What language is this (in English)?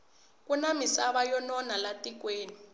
Tsonga